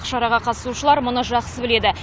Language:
Kazakh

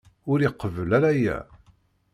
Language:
Kabyle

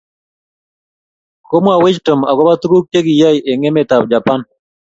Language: Kalenjin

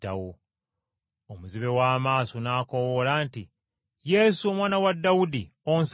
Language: Ganda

